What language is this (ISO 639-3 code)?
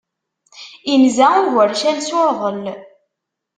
kab